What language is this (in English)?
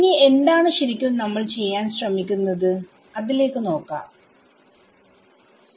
Malayalam